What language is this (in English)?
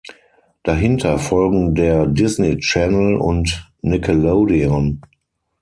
German